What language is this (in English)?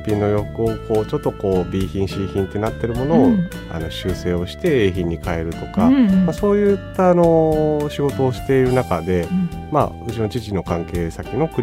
Japanese